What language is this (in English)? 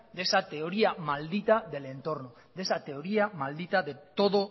Spanish